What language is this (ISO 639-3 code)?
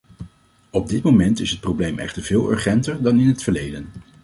nld